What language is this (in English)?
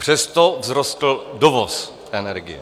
Czech